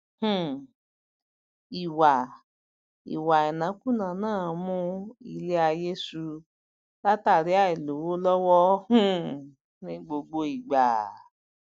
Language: Yoruba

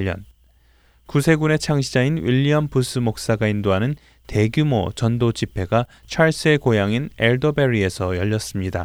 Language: Korean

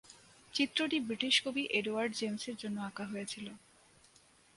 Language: Bangla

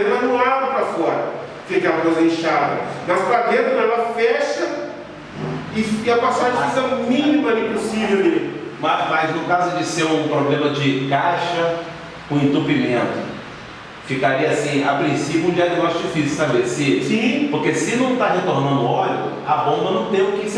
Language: Portuguese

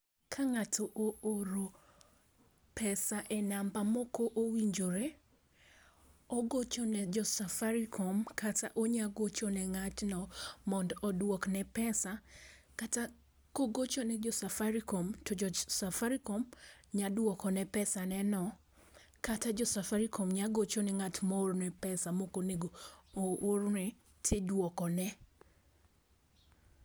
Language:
Luo (Kenya and Tanzania)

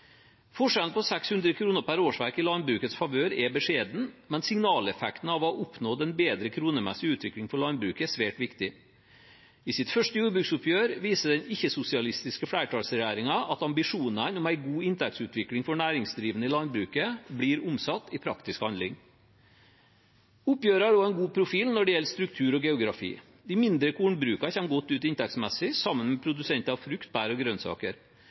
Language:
Norwegian Bokmål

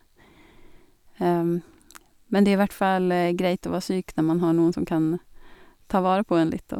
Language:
Norwegian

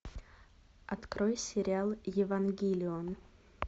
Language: Russian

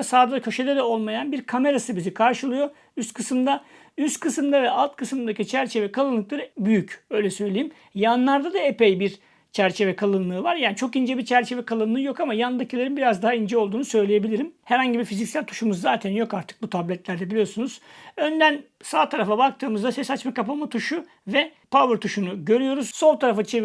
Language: Turkish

